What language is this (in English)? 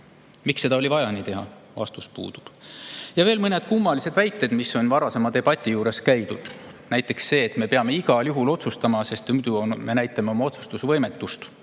Estonian